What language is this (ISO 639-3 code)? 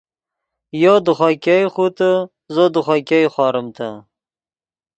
ydg